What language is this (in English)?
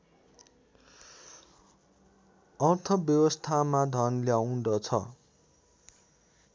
Nepali